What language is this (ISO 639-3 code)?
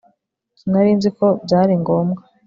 kin